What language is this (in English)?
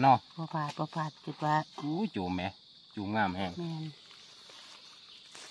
Thai